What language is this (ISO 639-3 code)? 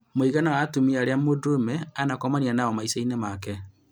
kik